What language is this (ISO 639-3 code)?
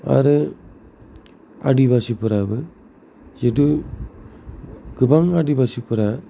brx